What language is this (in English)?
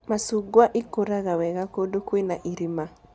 Kikuyu